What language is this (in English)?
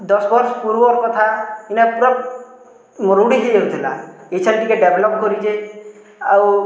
Odia